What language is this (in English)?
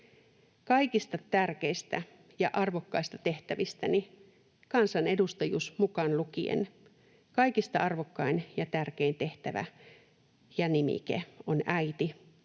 Finnish